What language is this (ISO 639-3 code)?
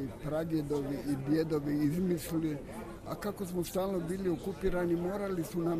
hrv